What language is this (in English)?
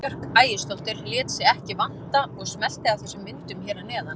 Icelandic